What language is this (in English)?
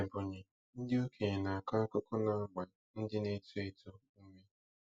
Igbo